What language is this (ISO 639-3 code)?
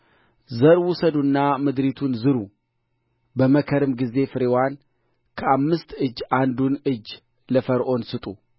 amh